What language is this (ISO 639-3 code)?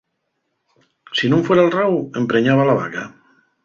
ast